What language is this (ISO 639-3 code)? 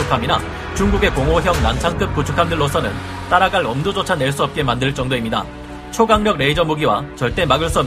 kor